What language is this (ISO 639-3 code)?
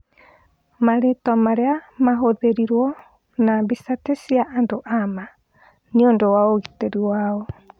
kik